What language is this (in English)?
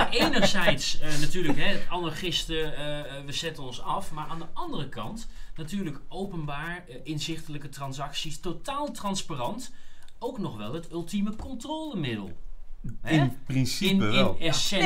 Dutch